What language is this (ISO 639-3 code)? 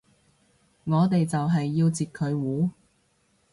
yue